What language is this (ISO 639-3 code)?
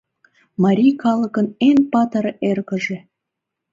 chm